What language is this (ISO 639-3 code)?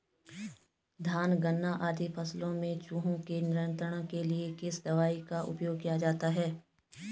hin